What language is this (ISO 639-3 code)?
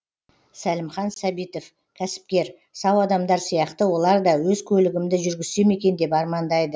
kaz